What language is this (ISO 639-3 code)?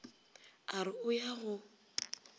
nso